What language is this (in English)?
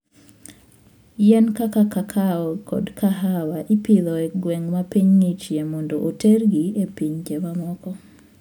Luo (Kenya and Tanzania)